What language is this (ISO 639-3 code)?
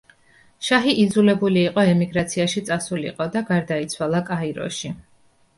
kat